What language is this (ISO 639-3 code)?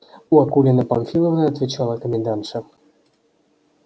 rus